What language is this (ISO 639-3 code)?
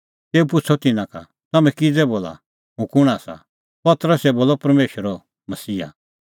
kfx